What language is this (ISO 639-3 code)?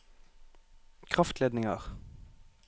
nor